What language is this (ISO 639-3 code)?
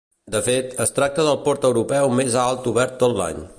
cat